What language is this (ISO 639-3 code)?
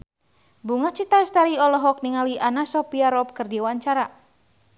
sun